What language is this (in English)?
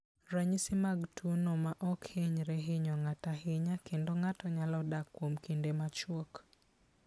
Luo (Kenya and Tanzania)